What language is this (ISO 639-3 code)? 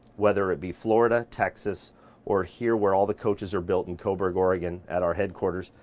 eng